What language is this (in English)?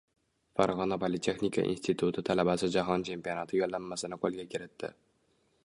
Uzbek